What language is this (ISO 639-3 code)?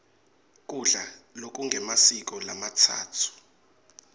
ssw